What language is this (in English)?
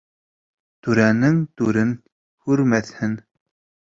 Bashkir